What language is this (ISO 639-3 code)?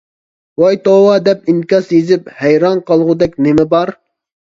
uig